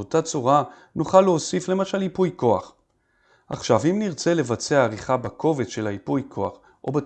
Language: Hebrew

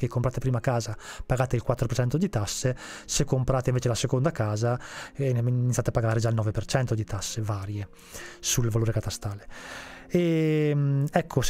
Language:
Italian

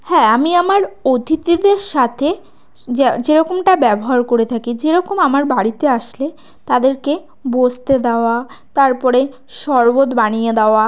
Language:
Bangla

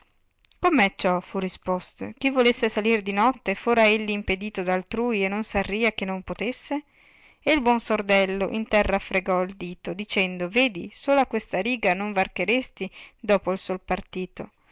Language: Italian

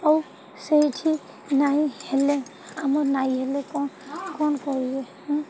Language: Odia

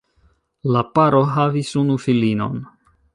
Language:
Esperanto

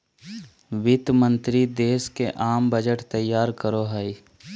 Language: Magahi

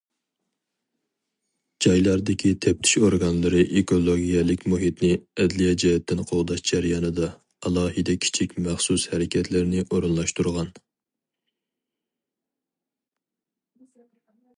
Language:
Uyghur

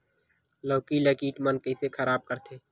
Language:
Chhattisgarhi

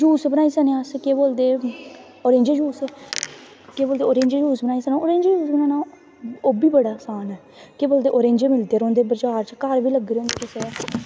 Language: Dogri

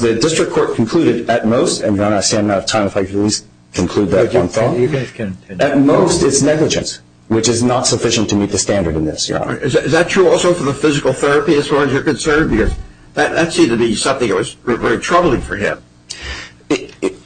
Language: English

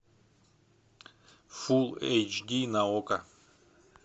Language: Russian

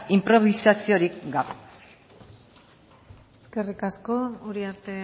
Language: Basque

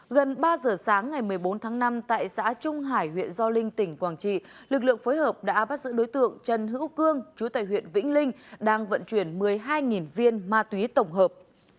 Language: Vietnamese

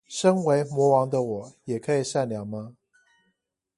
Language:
Chinese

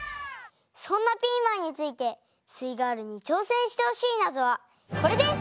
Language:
Japanese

